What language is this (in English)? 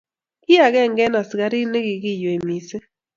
Kalenjin